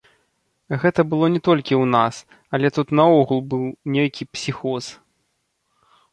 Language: Belarusian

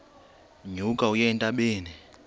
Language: Xhosa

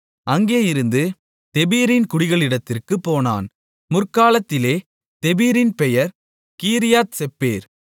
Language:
Tamil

